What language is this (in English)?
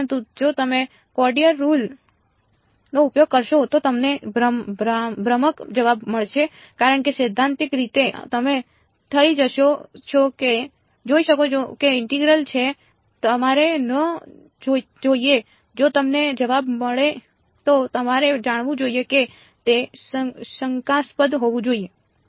Gujarati